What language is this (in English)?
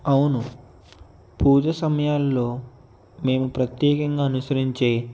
Telugu